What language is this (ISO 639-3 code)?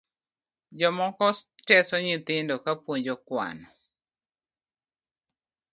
luo